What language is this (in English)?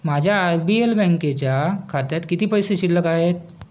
Marathi